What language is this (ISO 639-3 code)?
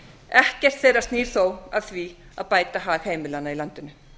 isl